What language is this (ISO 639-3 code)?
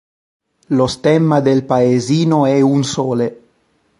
ita